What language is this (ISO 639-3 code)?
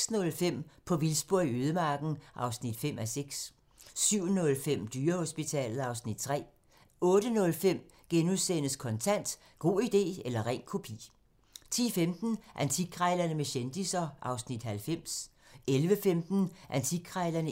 dan